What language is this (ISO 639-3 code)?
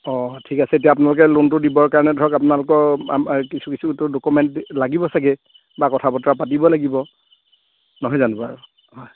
asm